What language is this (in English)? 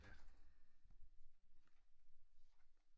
Danish